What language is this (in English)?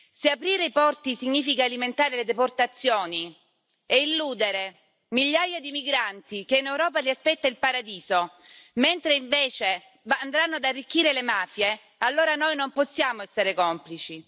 Italian